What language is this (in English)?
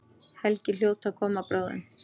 Icelandic